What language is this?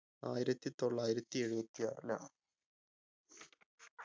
Malayalam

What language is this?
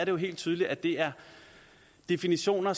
Danish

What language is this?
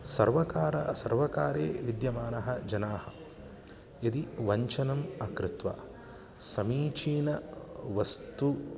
Sanskrit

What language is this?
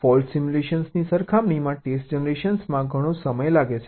Gujarati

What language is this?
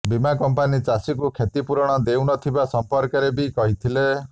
Odia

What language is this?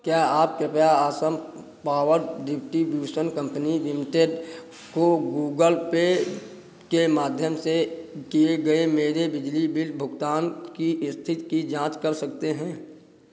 Hindi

